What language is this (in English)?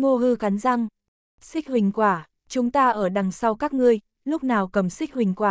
Vietnamese